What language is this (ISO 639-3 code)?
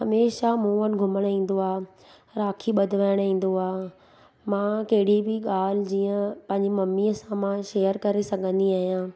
snd